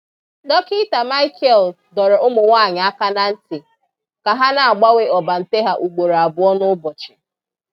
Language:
Igbo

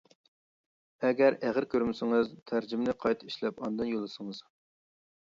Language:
Uyghur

